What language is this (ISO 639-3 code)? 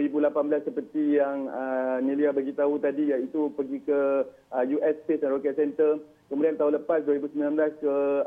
msa